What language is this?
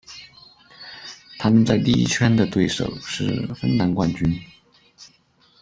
Chinese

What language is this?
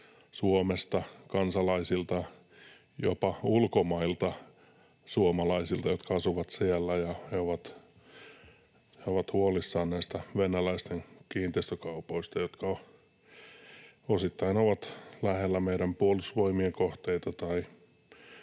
Finnish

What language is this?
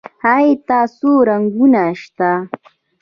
Pashto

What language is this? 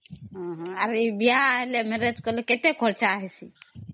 Odia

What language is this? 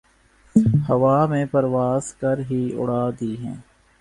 Urdu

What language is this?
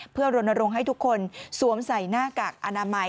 Thai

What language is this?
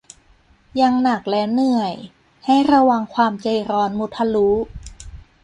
Thai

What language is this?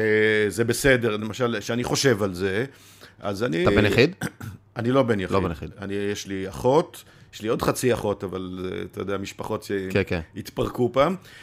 Hebrew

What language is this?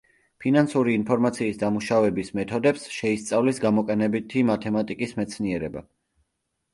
Georgian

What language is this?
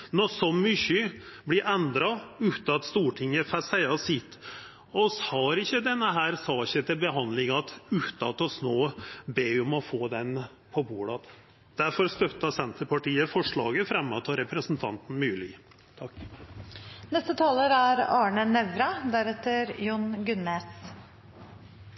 Norwegian Nynorsk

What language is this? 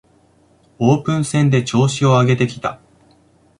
Japanese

